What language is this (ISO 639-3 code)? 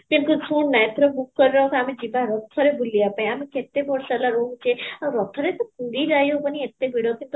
ori